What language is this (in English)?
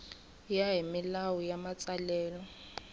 Tsonga